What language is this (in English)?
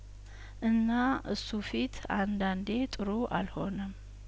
Amharic